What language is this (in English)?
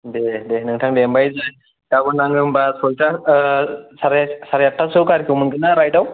Bodo